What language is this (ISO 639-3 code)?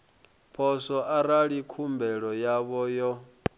ven